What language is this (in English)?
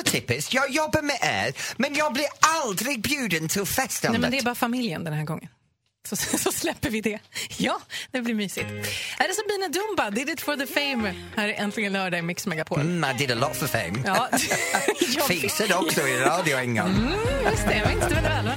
Swedish